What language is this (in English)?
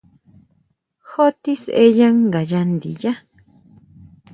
Huautla Mazatec